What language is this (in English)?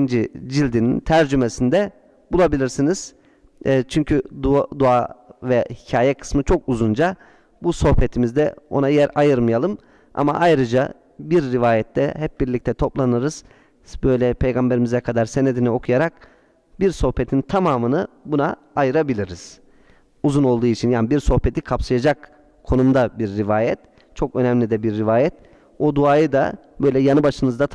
Turkish